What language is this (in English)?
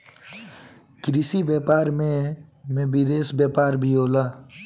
Bhojpuri